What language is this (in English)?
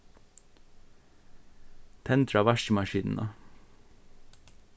Faroese